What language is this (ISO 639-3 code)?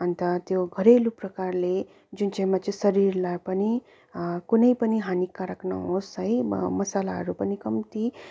nep